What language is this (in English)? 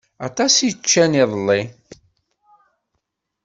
Kabyle